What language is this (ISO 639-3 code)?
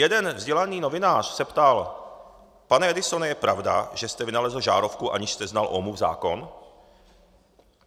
ces